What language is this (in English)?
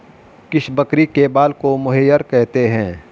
Hindi